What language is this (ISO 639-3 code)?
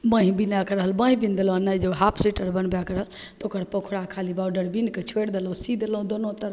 mai